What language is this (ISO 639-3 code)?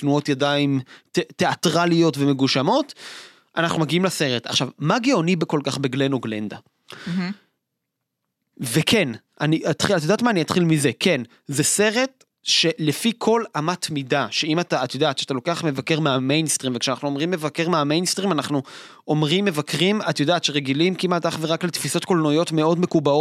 heb